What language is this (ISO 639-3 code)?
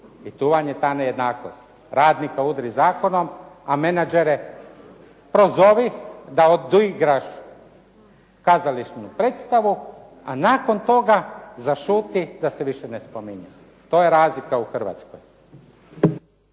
hrv